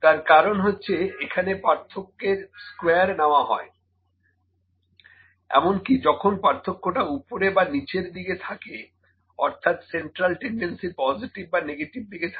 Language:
Bangla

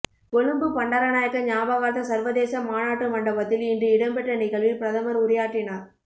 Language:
Tamil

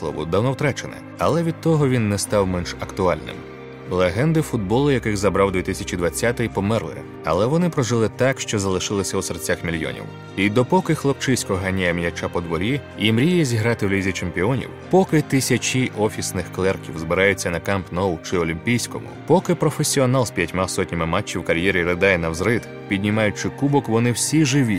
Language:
Ukrainian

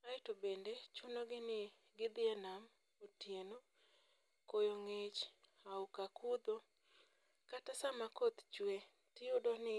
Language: Luo (Kenya and Tanzania)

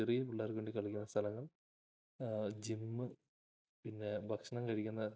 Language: Malayalam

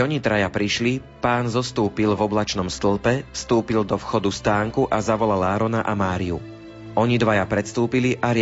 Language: Slovak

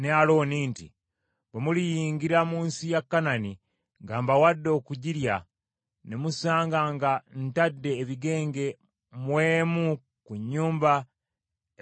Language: Ganda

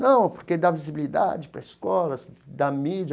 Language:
Portuguese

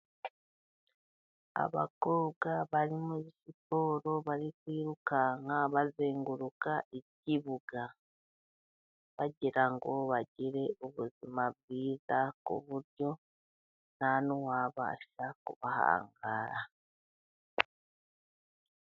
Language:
Kinyarwanda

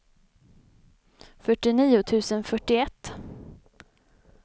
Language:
Swedish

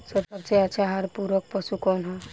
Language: Bhojpuri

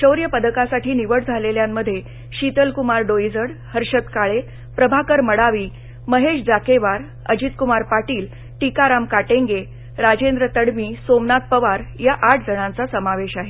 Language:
Marathi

